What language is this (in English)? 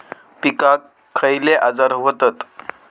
Marathi